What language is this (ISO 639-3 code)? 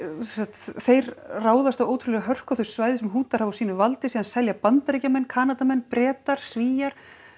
isl